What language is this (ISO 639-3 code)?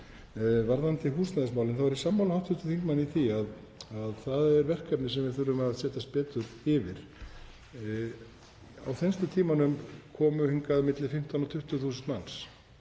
isl